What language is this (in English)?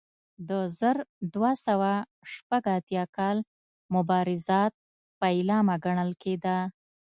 Pashto